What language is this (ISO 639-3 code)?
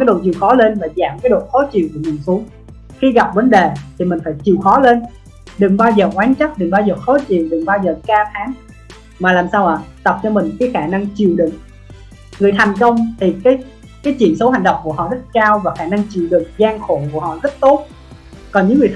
vie